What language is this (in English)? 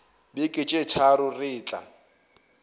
Northern Sotho